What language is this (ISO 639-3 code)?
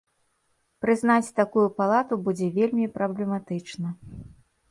bel